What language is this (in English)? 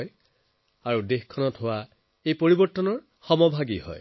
Assamese